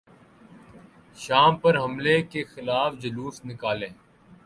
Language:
Urdu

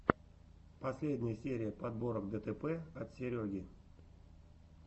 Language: Russian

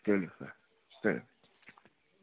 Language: Kashmiri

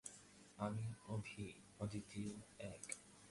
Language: Bangla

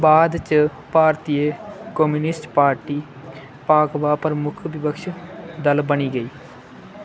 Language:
Dogri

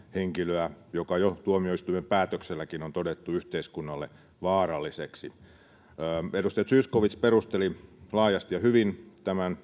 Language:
Finnish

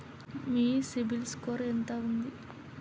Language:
Telugu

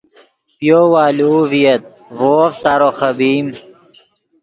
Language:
Yidgha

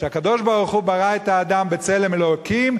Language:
Hebrew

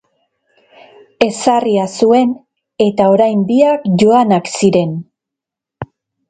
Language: Basque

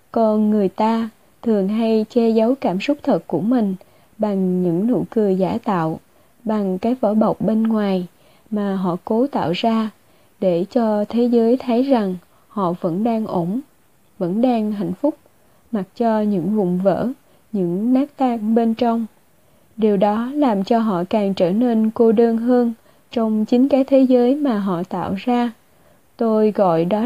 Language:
Vietnamese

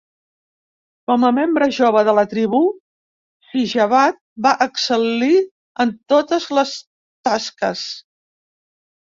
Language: Catalan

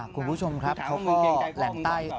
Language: Thai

